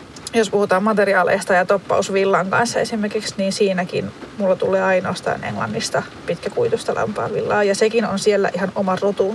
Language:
Finnish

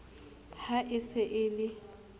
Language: Southern Sotho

